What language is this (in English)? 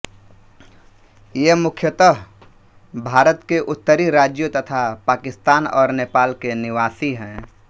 Hindi